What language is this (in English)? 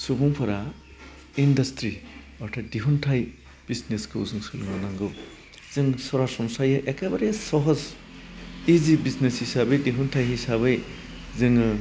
Bodo